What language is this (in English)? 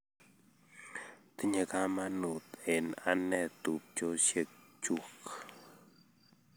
Kalenjin